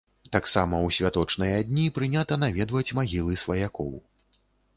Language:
Belarusian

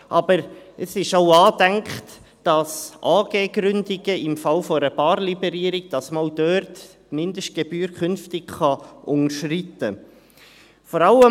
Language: Swiss German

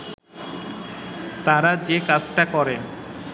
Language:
Bangla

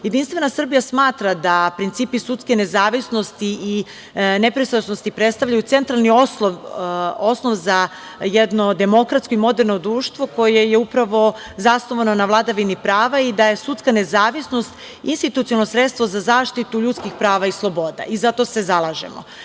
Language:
Serbian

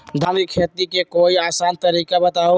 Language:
Magahi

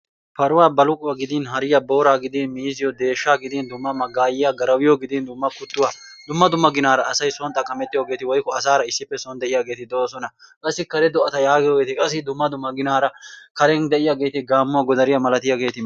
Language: Wolaytta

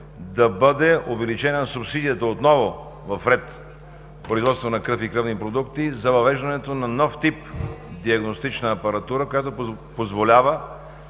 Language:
Bulgarian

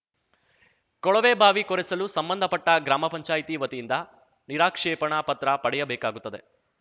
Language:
Kannada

